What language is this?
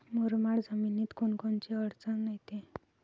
Marathi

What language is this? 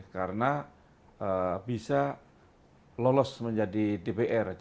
Indonesian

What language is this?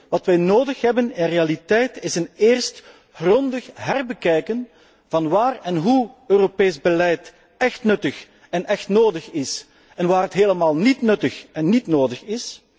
Dutch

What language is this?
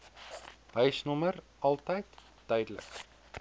Afrikaans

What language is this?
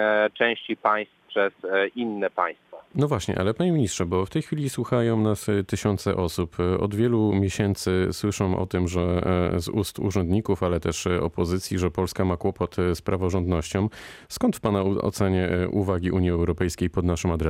Polish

